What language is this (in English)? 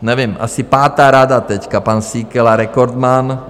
Czech